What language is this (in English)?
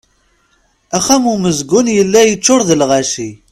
Kabyle